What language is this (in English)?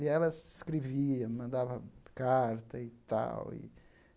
Portuguese